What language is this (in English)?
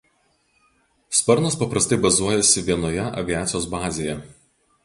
Lithuanian